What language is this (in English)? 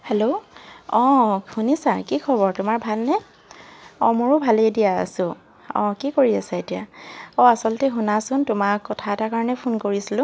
Assamese